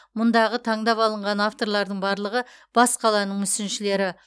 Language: Kazakh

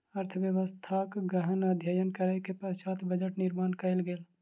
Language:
Maithili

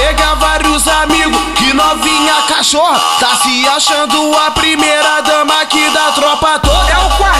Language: Portuguese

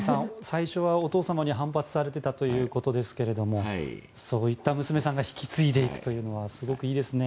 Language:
Japanese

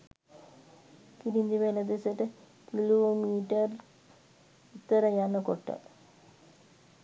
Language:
Sinhala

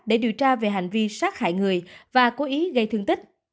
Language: Vietnamese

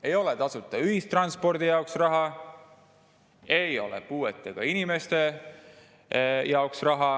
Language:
Estonian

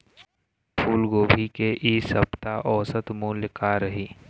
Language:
Chhattisgarhi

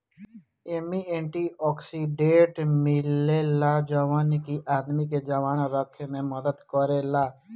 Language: Bhojpuri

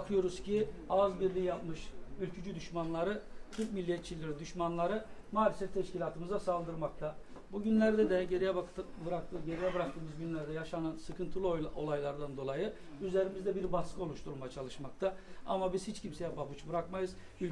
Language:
Turkish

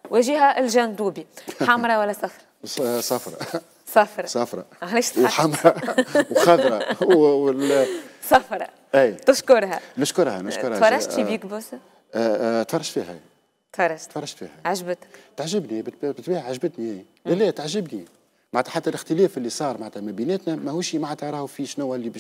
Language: Arabic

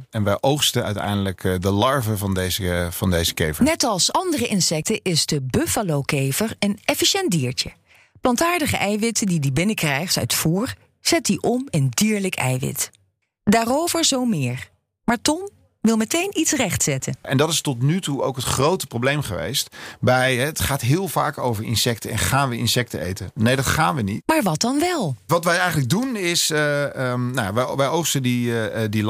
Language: Dutch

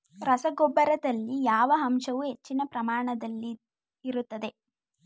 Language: Kannada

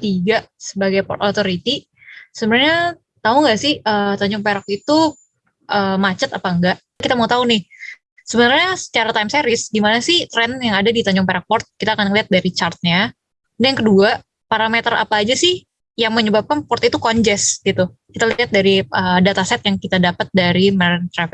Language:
Indonesian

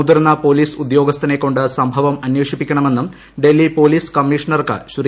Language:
Malayalam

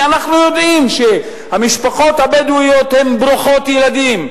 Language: Hebrew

